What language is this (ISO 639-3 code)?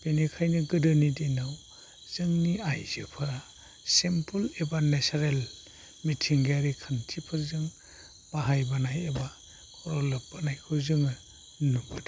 brx